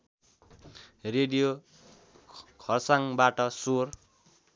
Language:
Nepali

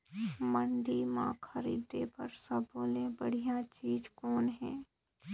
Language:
Chhattisgarhi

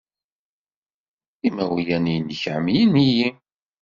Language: Kabyle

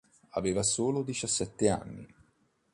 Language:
Italian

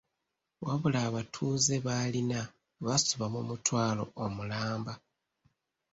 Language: Ganda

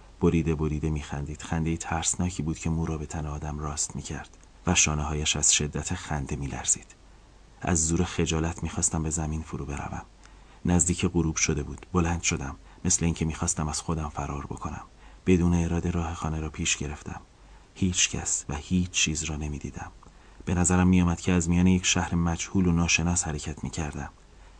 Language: Persian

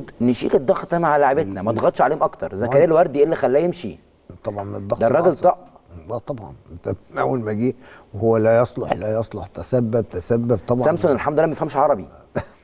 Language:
Arabic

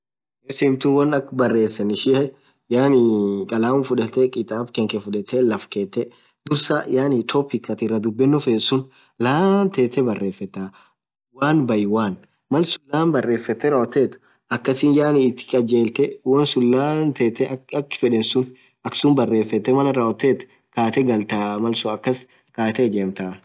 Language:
Orma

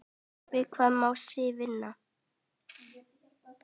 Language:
Icelandic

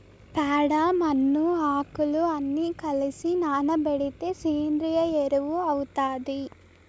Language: Telugu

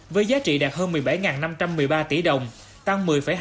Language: Vietnamese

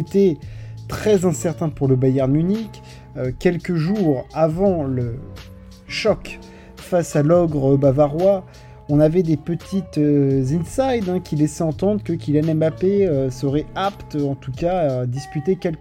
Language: French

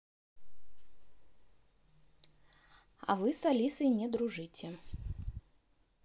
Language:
Russian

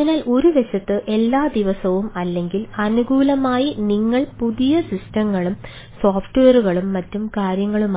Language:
Malayalam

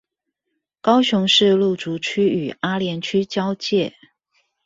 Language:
Chinese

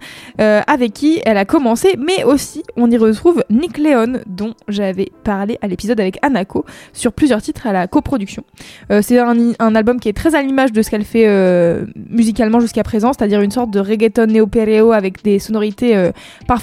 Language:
French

